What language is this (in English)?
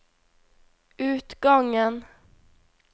Norwegian